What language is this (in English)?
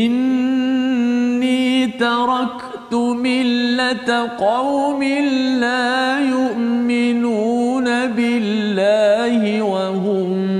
Arabic